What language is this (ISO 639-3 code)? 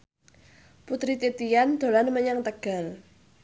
jav